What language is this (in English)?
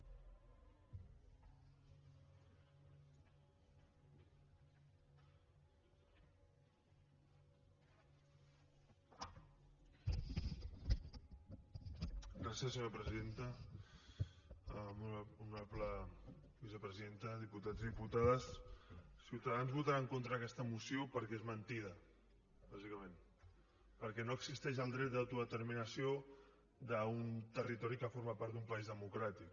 Catalan